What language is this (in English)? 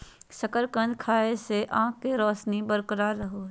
Magahi